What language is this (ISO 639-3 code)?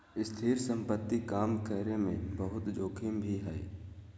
mag